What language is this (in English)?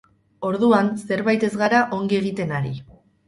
Basque